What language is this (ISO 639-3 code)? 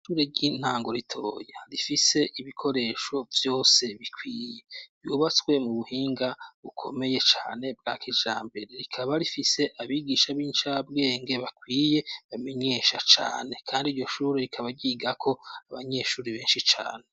run